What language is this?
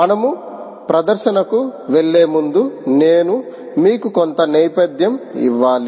Telugu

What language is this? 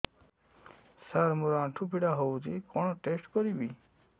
Odia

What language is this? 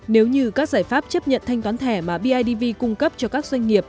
Vietnamese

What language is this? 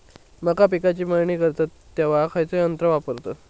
Marathi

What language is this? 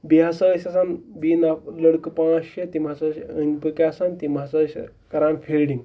Kashmiri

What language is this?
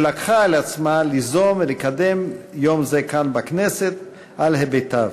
Hebrew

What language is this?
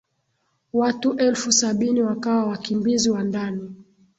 Swahili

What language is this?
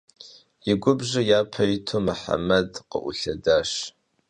Kabardian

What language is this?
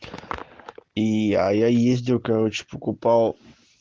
Russian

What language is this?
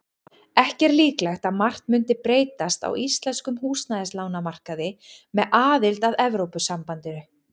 Icelandic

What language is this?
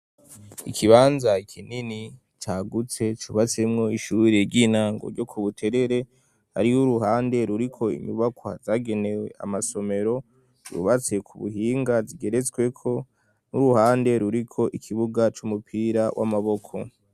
Rundi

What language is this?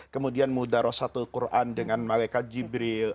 Indonesian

